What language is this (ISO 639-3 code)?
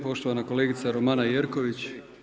hrv